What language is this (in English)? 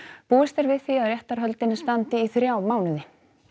Icelandic